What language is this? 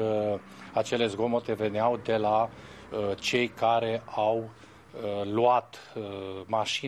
Romanian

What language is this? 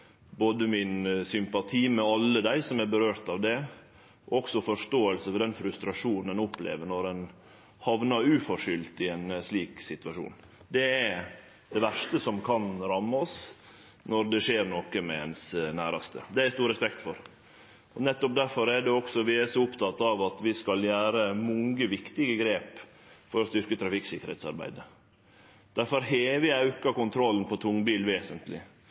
Norwegian Nynorsk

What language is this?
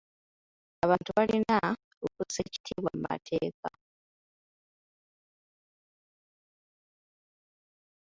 Ganda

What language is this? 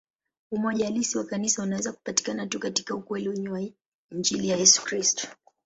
Swahili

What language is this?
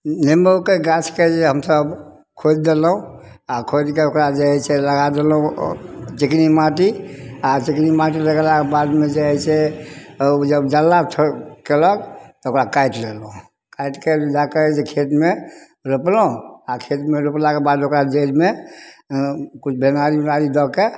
Maithili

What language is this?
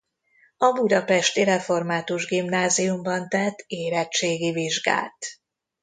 Hungarian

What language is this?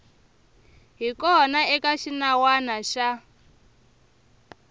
Tsonga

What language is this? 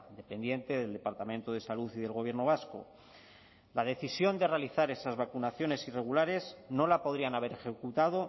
Spanish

